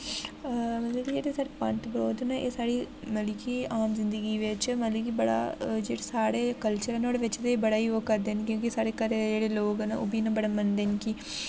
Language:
Dogri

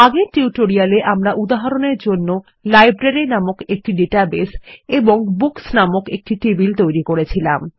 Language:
Bangla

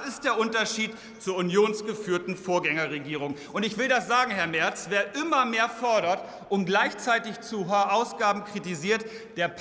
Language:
German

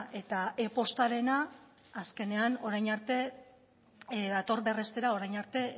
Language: Basque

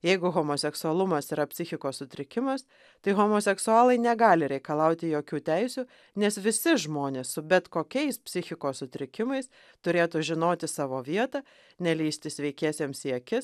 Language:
Lithuanian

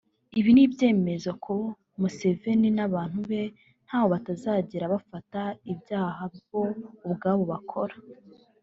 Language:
Kinyarwanda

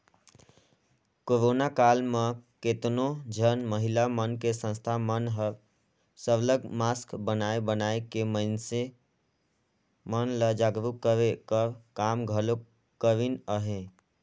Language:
Chhattisgarhi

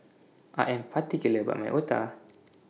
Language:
English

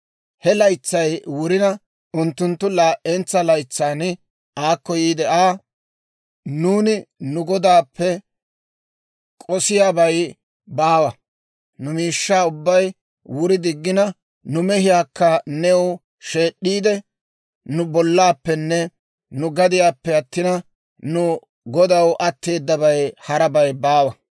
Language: Dawro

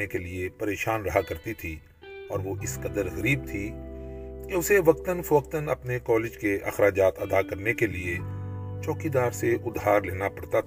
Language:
Urdu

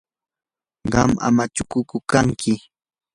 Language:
Yanahuanca Pasco Quechua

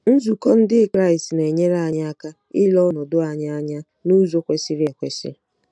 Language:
Igbo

